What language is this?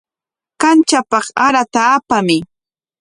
Corongo Ancash Quechua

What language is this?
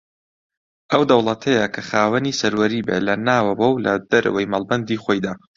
Central Kurdish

